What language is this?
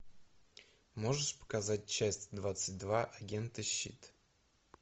Russian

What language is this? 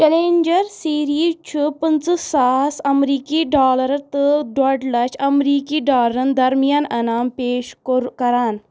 Kashmiri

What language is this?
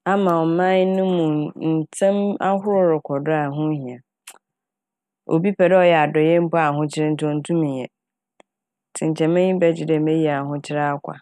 Akan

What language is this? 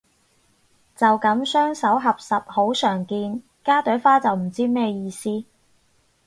Cantonese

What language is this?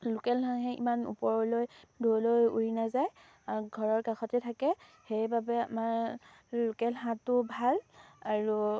Assamese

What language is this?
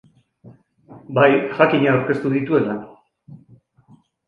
Basque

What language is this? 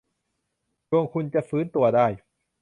Thai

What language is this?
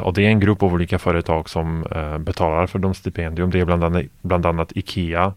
Swedish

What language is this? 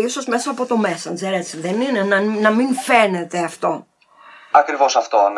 Greek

